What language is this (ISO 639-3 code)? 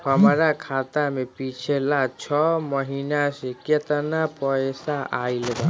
bho